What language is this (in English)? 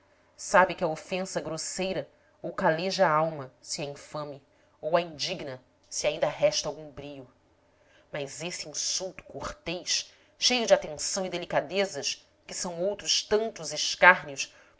Portuguese